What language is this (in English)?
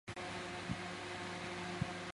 Chinese